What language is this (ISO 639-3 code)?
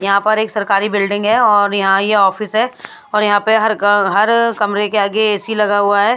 hin